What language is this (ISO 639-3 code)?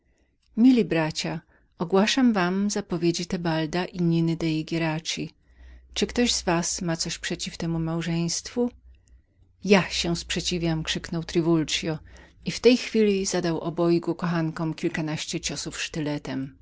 pol